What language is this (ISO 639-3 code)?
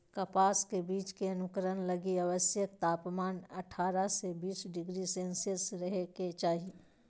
mag